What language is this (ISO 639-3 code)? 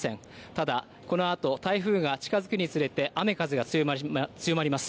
jpn